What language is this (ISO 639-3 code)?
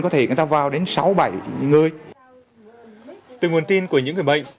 vie